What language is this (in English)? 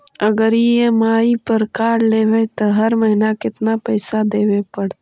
Magahi